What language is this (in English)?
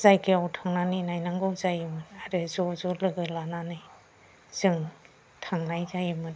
Bodo